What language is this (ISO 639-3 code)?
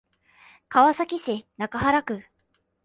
jpn